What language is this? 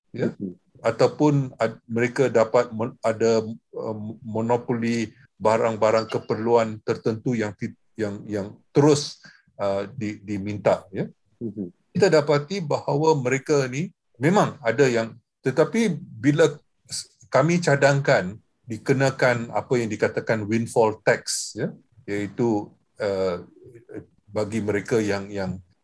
Malay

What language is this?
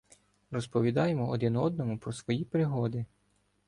Ukrainian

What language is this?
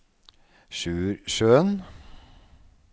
Norwegian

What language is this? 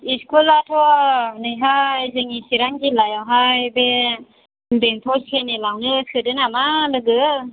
Bodo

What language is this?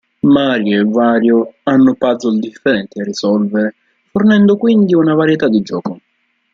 Italian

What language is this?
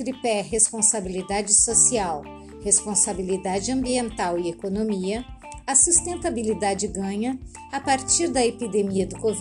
Portuguese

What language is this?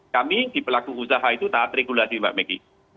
Indonesian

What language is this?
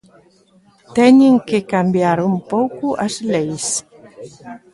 Galician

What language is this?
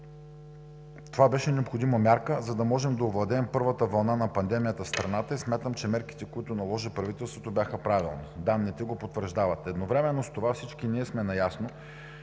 Bulgarian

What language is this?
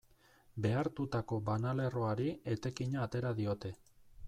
Basque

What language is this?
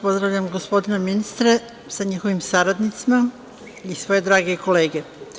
Serbian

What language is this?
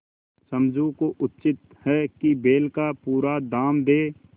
Hindi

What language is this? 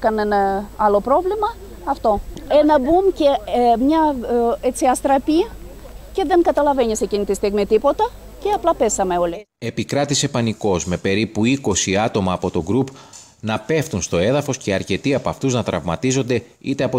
Greek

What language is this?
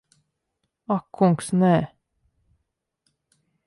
Latvian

